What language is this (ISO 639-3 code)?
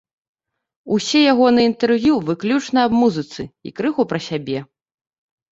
bel